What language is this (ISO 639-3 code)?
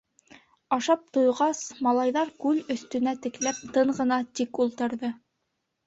bak